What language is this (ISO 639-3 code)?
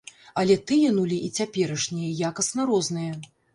bel